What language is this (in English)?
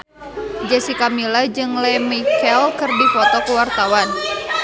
Sundanese